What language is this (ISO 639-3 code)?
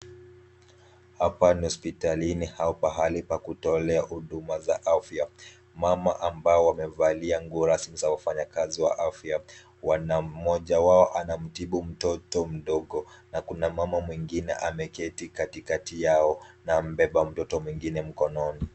swa